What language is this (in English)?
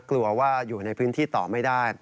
Thai